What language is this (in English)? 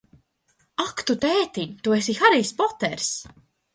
Latvian